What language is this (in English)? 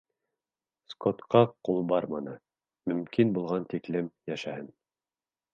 Bashkir